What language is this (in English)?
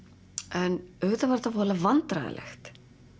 Icelandic